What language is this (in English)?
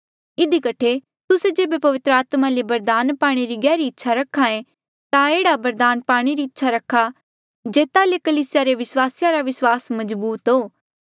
Mandeali